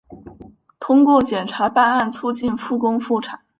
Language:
Chinese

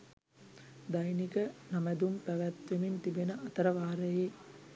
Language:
Sinhala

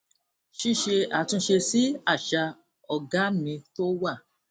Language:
Yoruba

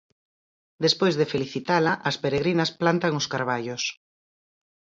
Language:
Galician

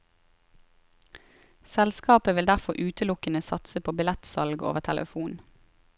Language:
Norwegian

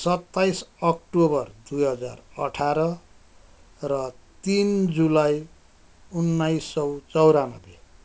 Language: Nepali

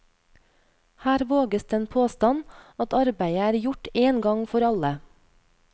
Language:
Norwegian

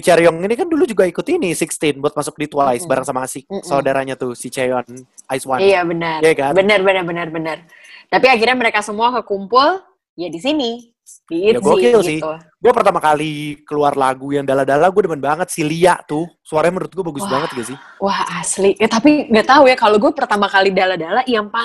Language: Indonesian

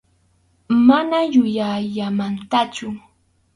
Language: Arequipa-La Unión Quechua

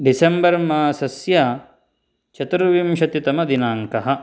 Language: Sanskrit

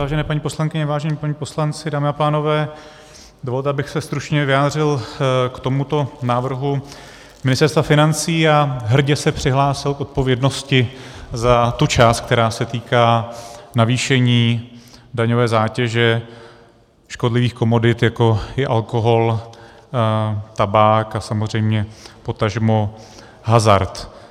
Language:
Czech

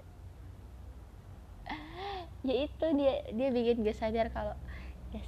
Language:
Indonesian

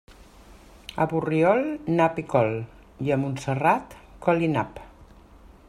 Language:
Catalan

